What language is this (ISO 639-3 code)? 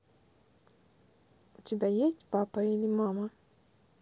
rus